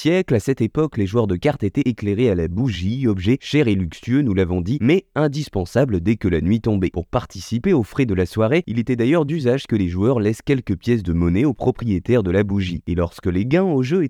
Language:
French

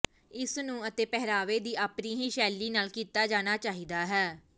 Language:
Punjabi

